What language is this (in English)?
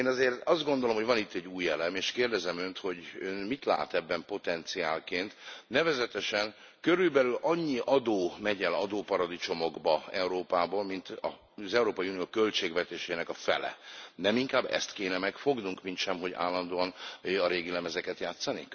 Hungarian